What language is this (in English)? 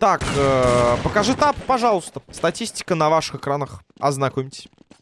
Russian